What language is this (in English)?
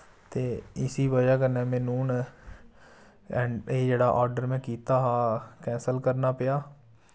Dogri